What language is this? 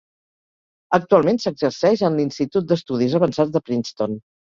Catalan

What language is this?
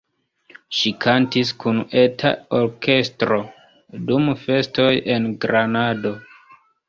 Esperanto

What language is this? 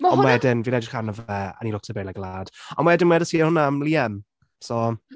Welsh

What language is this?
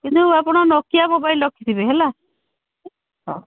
Odia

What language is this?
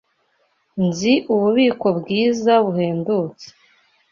Kinyarwanda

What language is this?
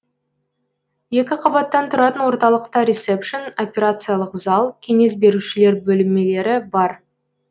Kazakh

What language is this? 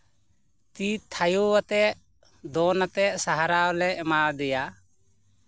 Santali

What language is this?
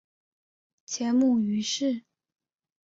Chinese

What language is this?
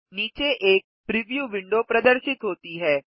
Hindi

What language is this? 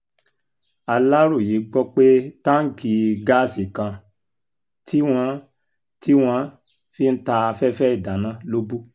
Yoruba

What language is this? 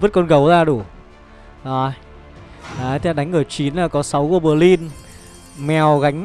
Vietnamese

